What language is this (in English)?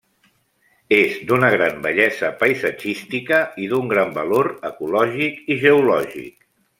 Catalan